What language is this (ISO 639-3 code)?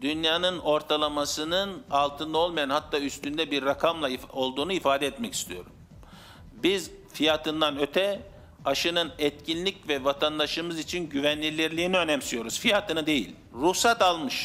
tur